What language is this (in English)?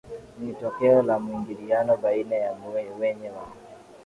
Swahili